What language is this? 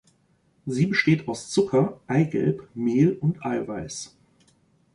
German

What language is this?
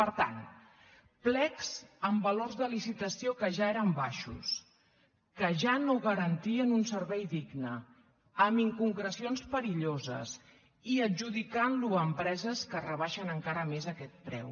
Catalan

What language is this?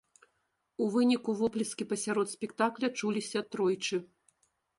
Belarusian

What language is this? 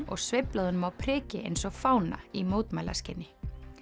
Icelandic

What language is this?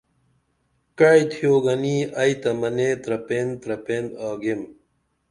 Dameli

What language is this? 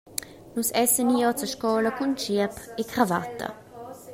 Romansh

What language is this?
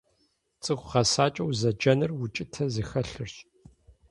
Kabardian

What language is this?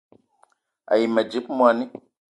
Eton (Cameroon)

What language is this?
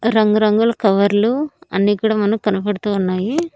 Telugu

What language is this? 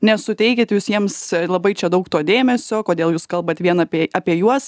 Lithuanian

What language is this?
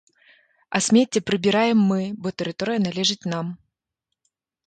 Belarusian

